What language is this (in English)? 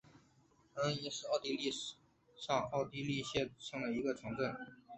Chinese